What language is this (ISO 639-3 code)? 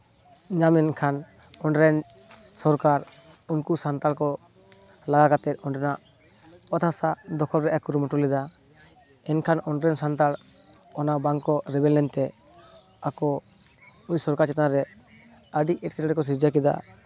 sat